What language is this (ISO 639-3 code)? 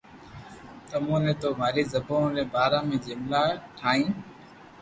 lrk